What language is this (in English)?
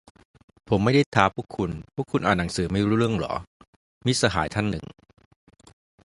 Thai